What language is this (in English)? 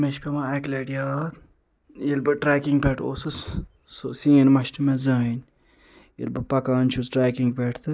Kashmiri